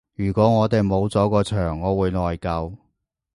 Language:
Cantonese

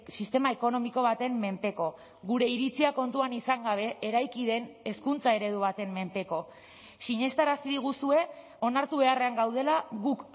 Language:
Basque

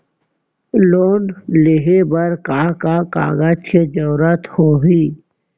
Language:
Chhattisgarhi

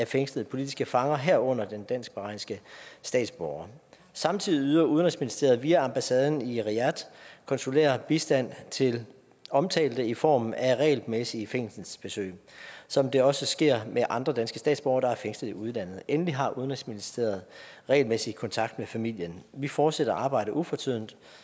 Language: Danish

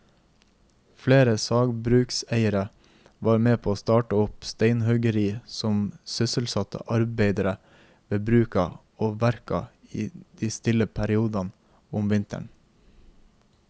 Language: Norwegian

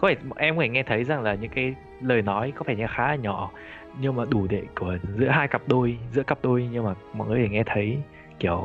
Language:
Vietnamese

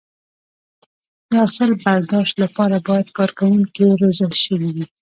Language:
Pashto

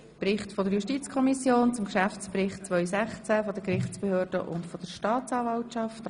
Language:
Swiss German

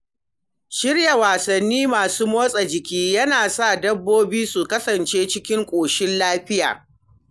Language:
Hausa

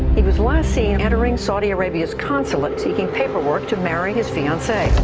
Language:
English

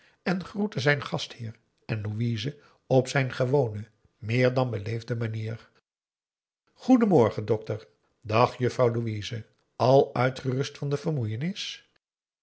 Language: Dutch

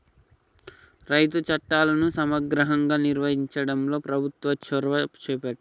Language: Telugu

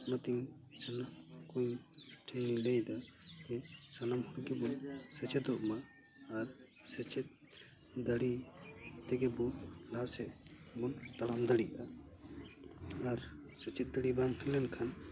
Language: Santali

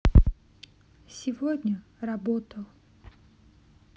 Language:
Russian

